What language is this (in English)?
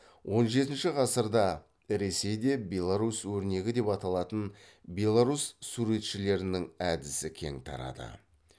Kazakh